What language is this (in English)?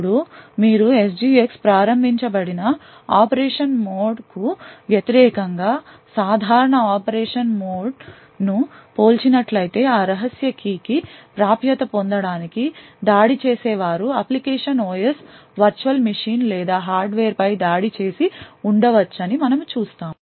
Telugu